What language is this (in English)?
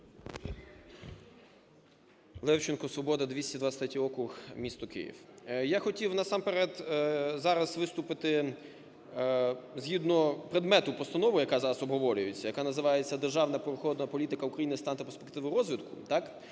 Ukrainian